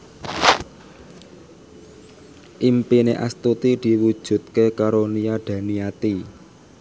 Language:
Javanese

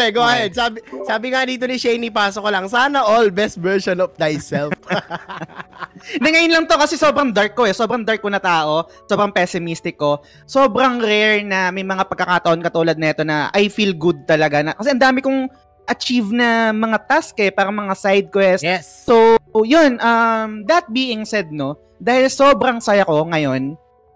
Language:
Filipino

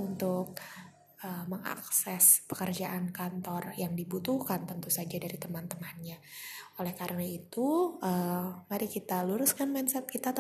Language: Indonesian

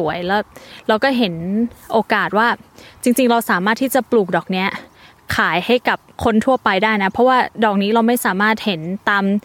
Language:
Thai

